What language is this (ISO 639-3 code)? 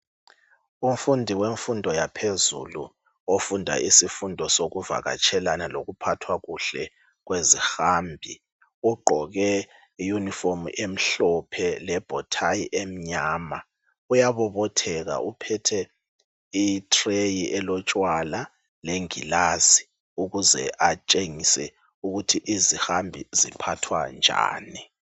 nde